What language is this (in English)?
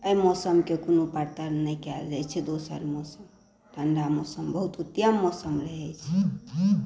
Maithili